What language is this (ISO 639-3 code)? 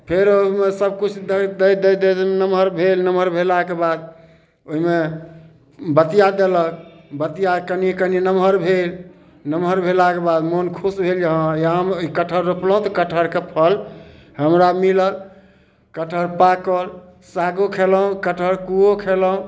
mai